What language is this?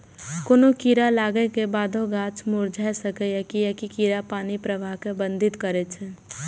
Maithili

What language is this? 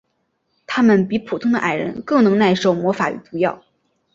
Chinese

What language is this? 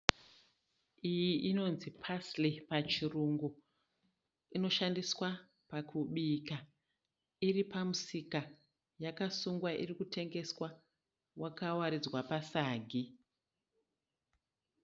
Shona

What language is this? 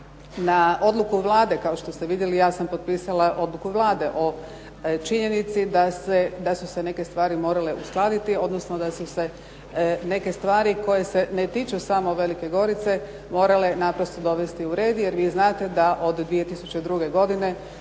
Croatian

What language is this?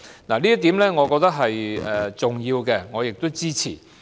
Cantonese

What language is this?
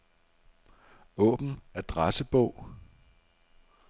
Danish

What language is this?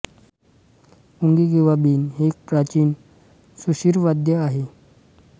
Marathi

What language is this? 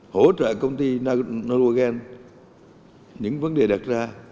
Vietnamese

